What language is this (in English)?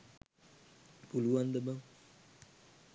Sinhala